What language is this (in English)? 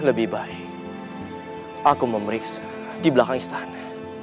Indonesian